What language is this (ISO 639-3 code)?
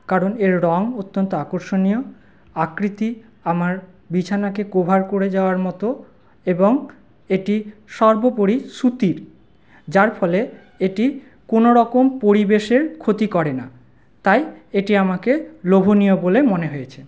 ben